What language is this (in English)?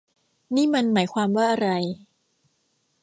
Thai